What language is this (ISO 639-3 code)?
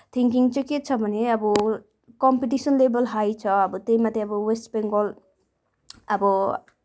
nep